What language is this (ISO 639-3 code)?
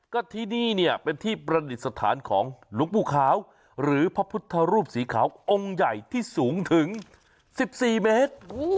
tha